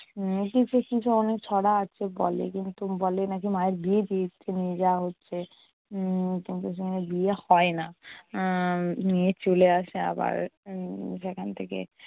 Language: Bangla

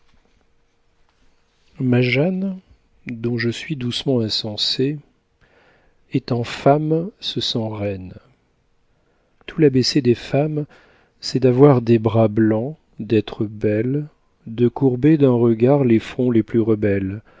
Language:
French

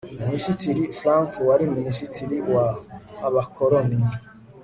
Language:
Kinyarwanda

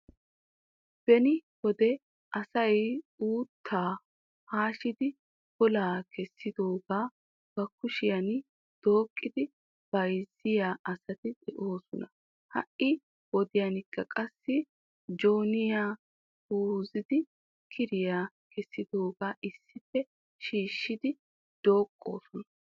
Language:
Wolaytta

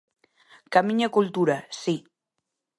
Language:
Galician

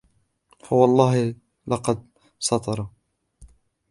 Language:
Arabic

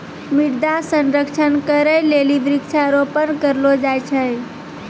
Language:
Maithili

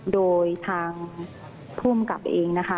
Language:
Thai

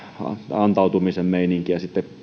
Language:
Finnish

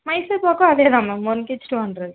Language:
Tamil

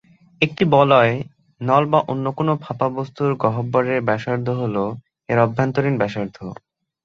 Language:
Bangla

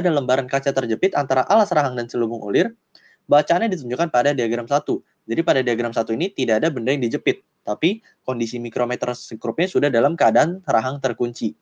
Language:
Indonesian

